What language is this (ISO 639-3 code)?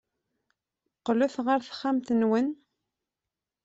kab